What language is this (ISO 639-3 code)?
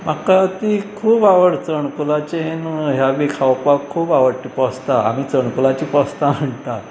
kok